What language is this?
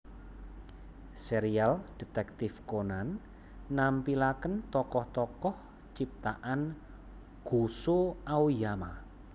Javanese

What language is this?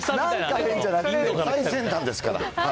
Japanese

